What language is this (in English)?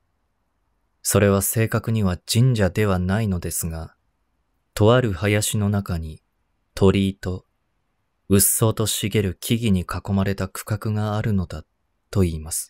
Japanese